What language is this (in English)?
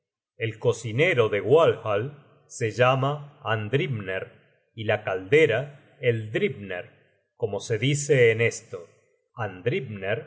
Spanish